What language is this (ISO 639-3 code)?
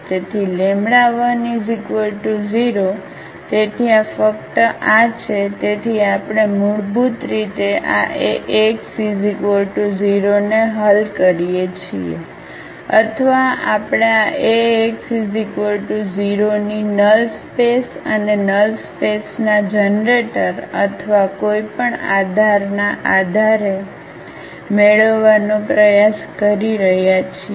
guj